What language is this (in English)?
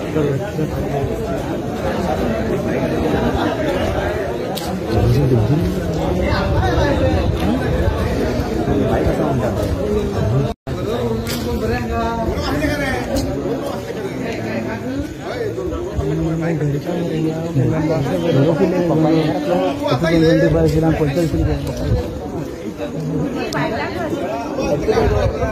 Marathi